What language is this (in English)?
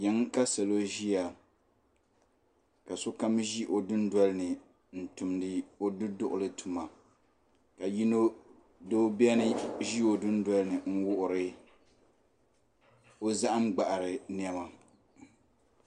Dagbani